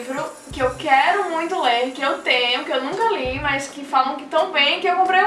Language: Portuguese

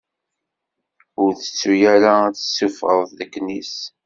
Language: Kabyle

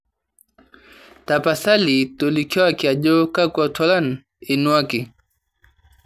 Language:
Masai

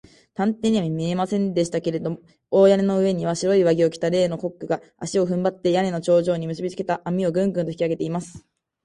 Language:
Japanese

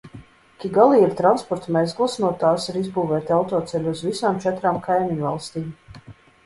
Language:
Latvian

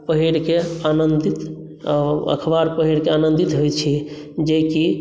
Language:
Maithili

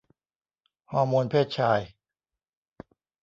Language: Thai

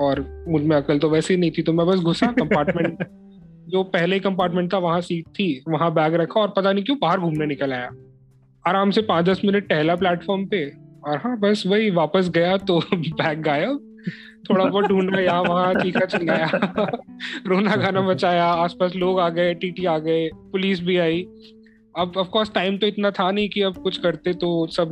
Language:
Hindi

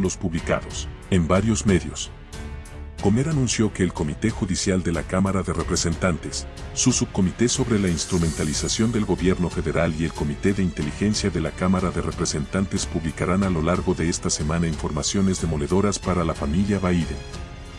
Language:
Spanish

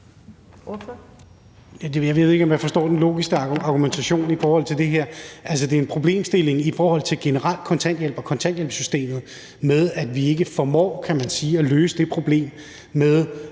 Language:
Danish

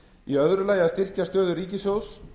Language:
Icelandic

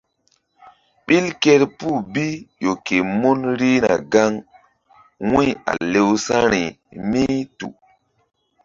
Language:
Mbum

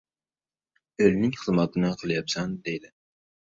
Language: Uzbek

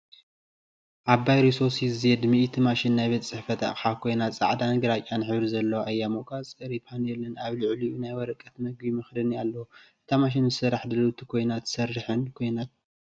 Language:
Tigrinya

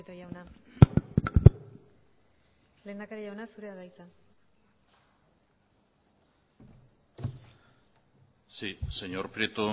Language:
Basque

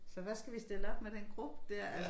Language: Danish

